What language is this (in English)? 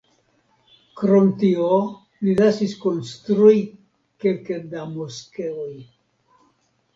Esperanto